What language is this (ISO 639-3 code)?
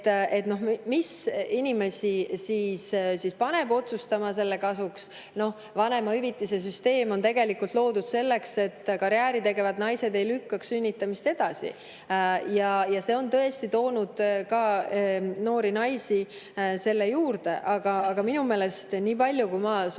est